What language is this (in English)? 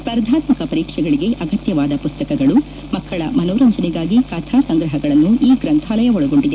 Kannada